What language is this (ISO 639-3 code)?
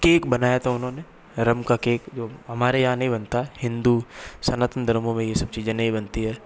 hin